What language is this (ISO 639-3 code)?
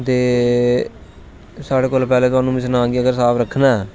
doi